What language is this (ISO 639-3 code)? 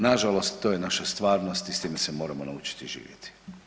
hrv